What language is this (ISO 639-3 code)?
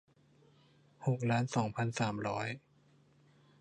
tha